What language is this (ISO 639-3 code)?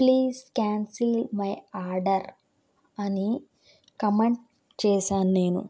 tel